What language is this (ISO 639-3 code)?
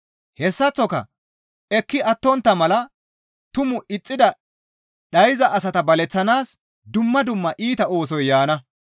gmv